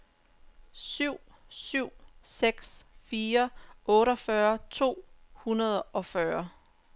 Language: Danish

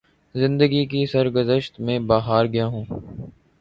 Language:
Urdu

